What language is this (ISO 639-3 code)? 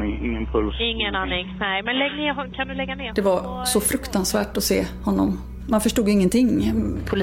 swe